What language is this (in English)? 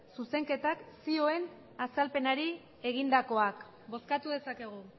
Basque